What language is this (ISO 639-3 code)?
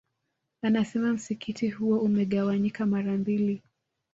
swa